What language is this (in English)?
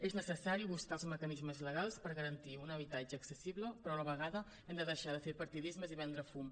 Catalan